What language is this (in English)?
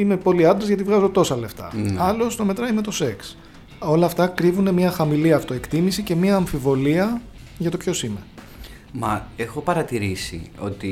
Greek